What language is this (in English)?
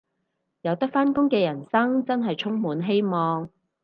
Cantonese